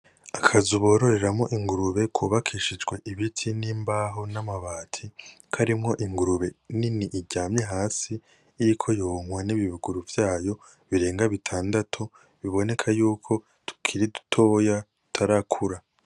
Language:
Rundi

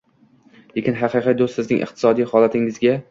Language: Uzbek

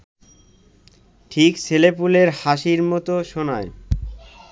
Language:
Bangla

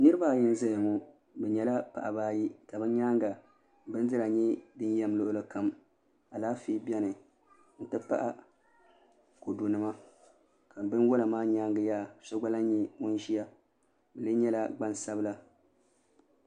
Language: Dagbani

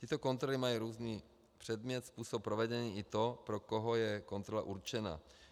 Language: Czech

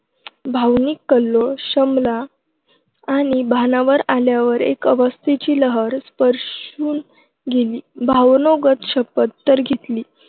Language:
Marathi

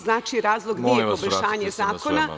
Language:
Serbian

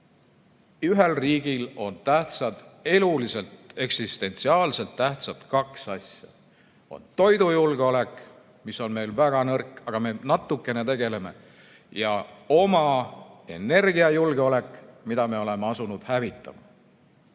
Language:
Estonian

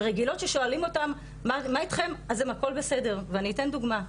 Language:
Hebrew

